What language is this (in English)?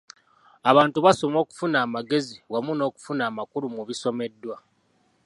Ganda